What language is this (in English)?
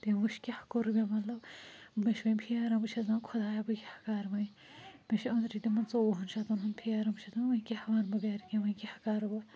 Kashmiri